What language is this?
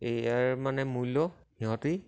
Assamese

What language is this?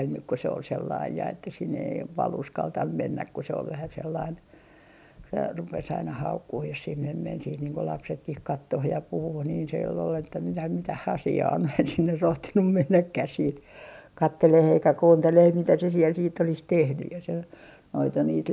Finnish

